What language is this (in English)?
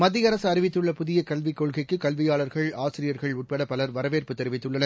Tamil